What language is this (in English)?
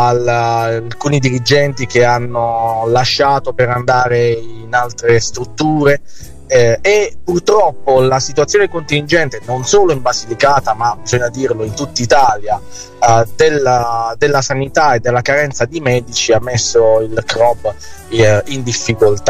Italian